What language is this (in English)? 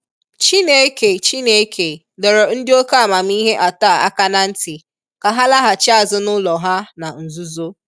Igbo